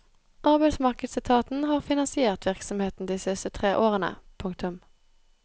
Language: Norwegian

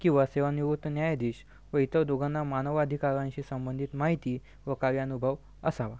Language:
Marathi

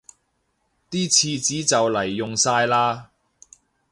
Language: Cantonese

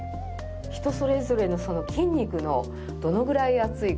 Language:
Japanese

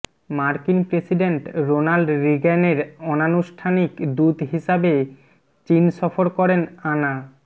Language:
Bangla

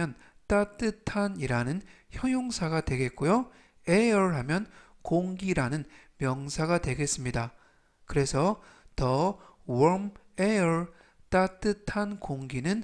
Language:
Korean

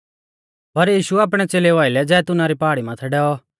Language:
Mahasu Pahari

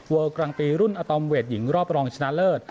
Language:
Thai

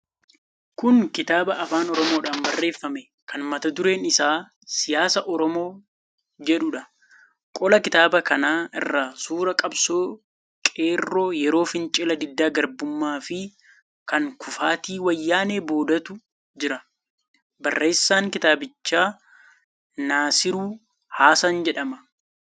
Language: Oromo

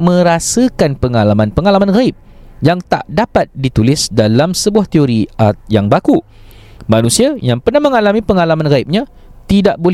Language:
Malay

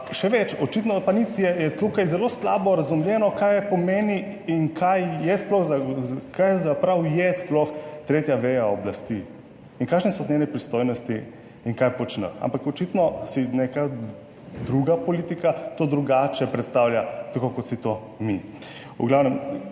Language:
Slovenian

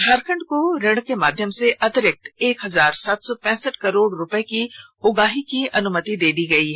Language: Hindi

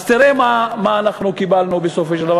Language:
Hebrew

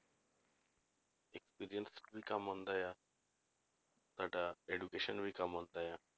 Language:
Punjabi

